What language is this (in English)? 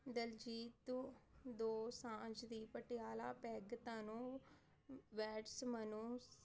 Punjabi